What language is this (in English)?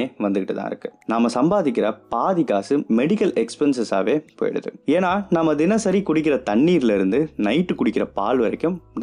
Tamil